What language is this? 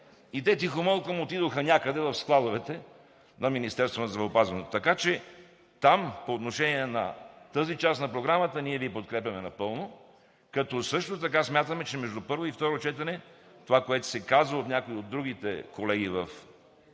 Bulgarian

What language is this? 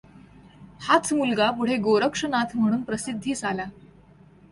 Marathi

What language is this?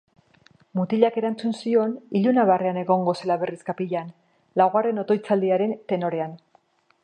Basque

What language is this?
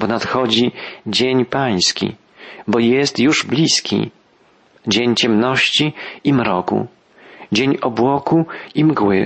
Polish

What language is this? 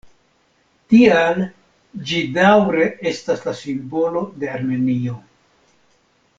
Esperanto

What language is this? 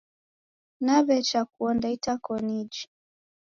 Taita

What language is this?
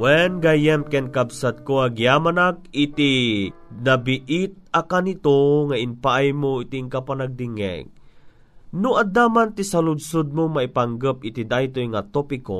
Filipino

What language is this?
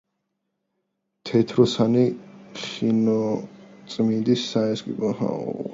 Georgian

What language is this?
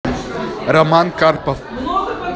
Russian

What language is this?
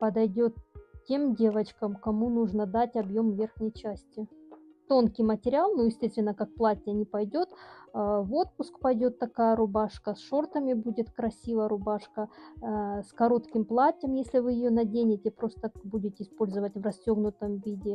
Russian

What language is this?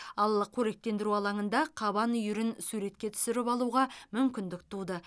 Kazakh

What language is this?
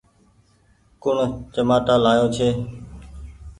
Goaria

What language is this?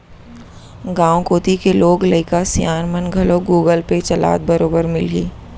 Chhattisgarhi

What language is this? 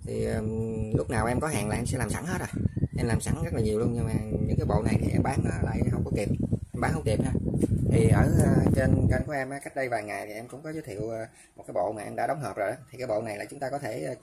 Vietnamese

